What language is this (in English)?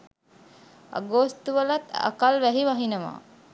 Sinhala